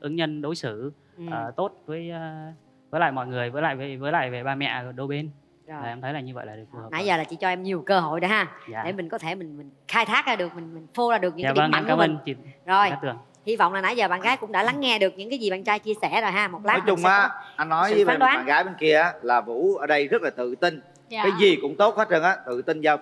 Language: Vietnamese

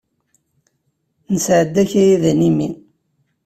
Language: Kabyle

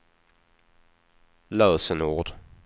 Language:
Swedish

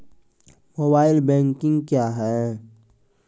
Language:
Maithili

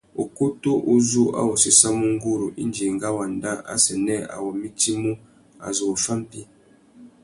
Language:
Tuki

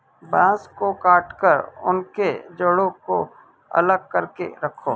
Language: Hindi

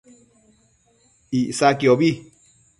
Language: Matsés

